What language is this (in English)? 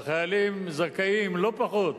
Hebrew